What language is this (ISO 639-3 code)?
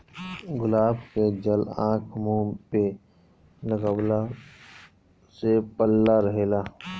bho